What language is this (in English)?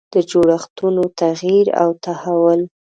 Pashto